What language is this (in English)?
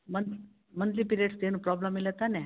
Kannada